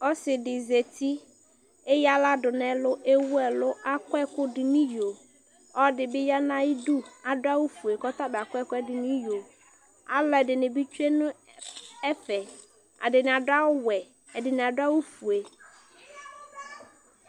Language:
Ikposo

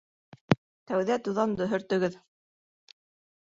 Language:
Bashkir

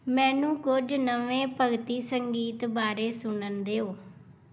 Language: Punjabi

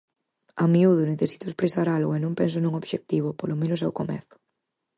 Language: Galician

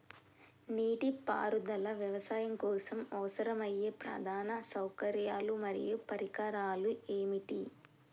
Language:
Telugu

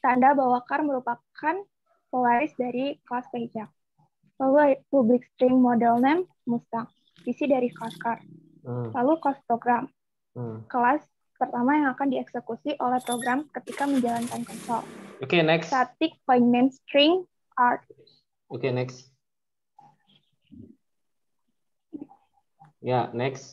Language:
Indonesian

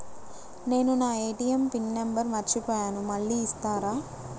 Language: Telugu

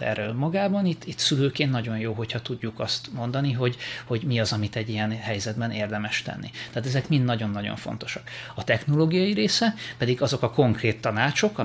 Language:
Hungarian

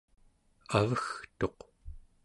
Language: Central Yupik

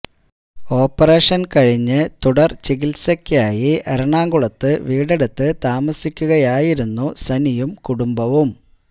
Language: Malayalam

